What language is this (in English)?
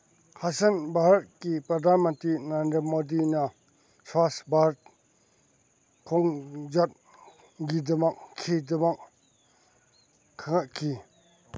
Manipuri